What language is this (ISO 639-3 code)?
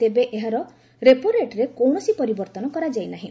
ori